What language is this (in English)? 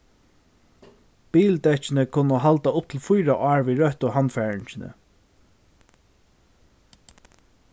Faroese